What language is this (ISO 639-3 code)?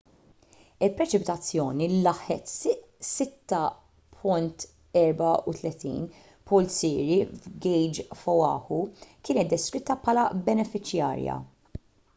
mlt